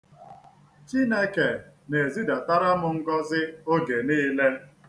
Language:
Igbo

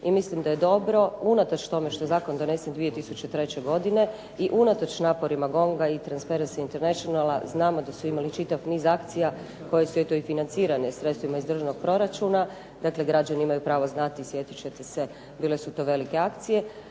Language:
Croatian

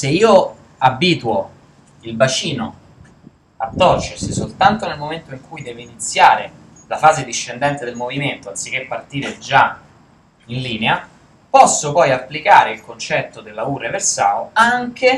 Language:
Italian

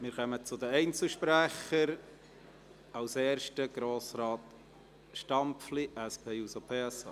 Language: Swiss German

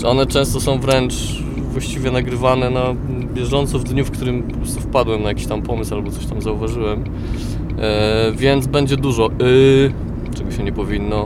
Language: Polish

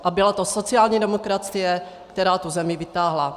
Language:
Czech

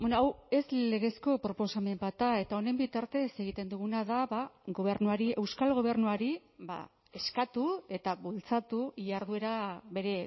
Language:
Basque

